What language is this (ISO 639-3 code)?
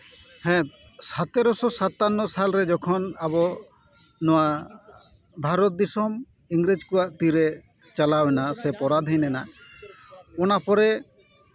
sat